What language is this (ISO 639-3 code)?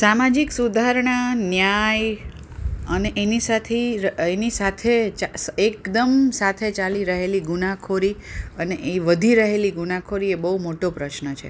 guj